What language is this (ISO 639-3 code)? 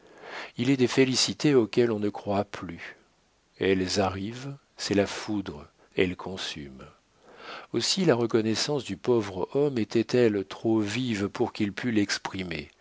fra